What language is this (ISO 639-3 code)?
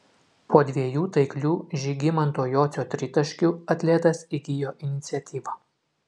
lit